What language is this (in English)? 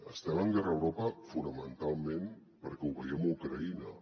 Catalan